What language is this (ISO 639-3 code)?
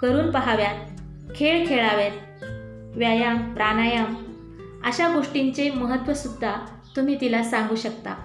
mar